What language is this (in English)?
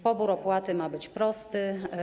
Polish